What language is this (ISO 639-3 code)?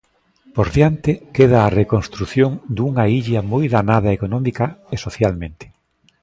glg